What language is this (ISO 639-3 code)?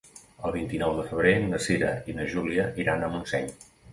cat